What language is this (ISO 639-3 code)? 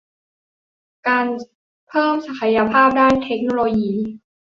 tha